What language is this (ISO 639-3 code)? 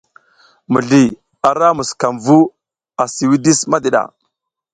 giz